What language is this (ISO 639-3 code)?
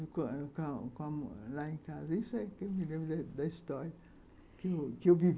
por